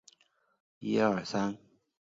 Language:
Chinese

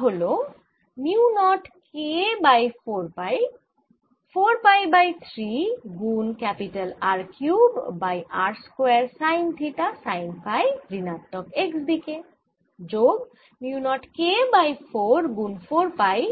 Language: Bangla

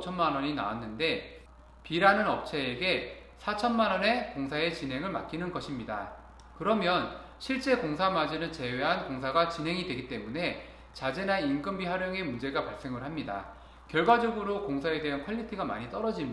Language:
Korean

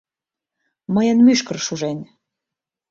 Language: Mari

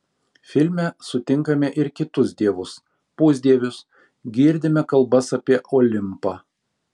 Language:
Lithuanian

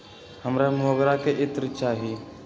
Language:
Magahi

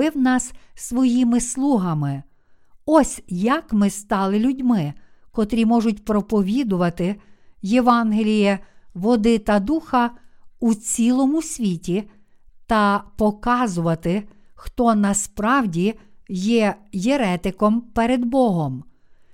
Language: Ukrainian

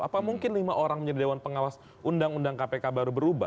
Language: Indonesian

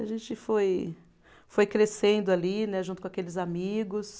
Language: Portuguese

